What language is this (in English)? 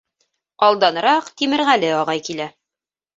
Bashkir